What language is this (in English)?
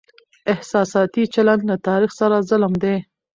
Pashto